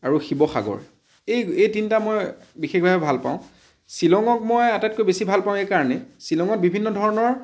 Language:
Assamese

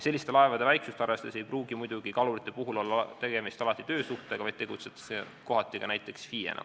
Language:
Estonian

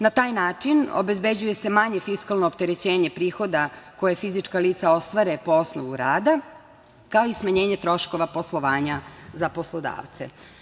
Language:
Serbian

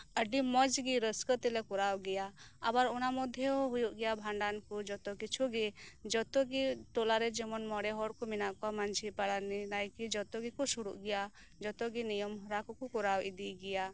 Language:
Santali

